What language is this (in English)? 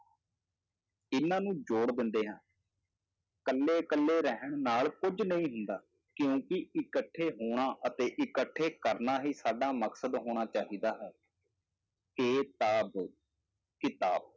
Punjabi